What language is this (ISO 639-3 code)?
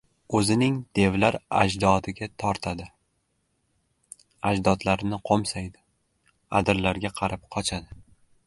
uzb